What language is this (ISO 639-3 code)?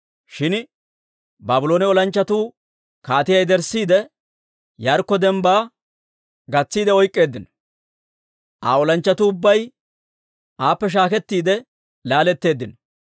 dwr